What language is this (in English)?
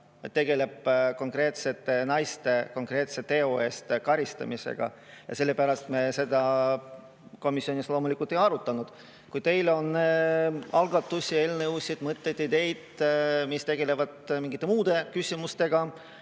Estonian